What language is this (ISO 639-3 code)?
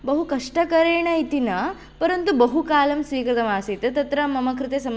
san